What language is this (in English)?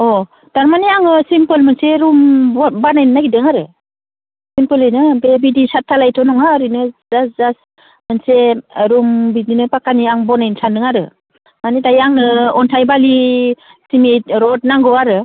Bodo